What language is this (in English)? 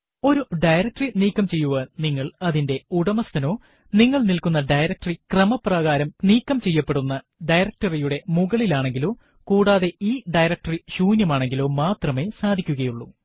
Malayalam